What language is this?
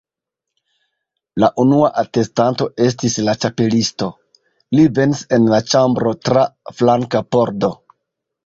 Esperanto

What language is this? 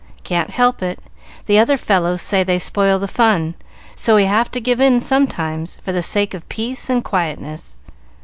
English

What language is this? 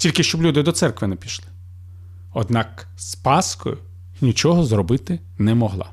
Ukrainian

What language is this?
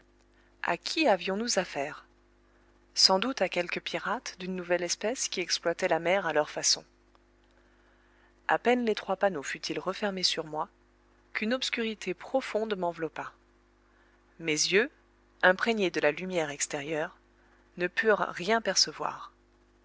French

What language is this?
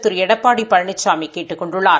Tamil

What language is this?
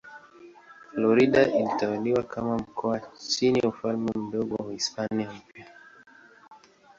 Swahili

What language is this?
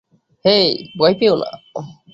Bangla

